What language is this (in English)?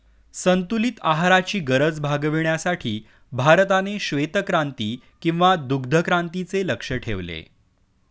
Marathi